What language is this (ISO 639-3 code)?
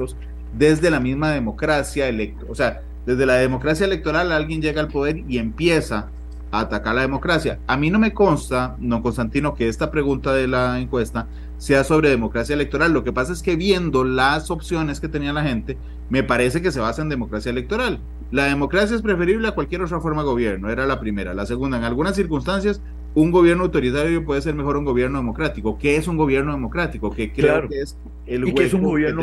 spa